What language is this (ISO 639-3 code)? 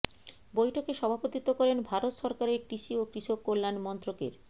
ben